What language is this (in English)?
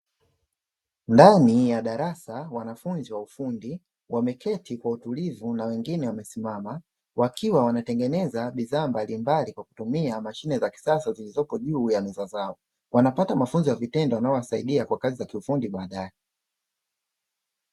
Swahili